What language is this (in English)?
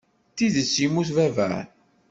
Kabyle